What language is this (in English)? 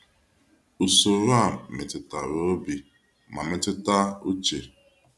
Igbo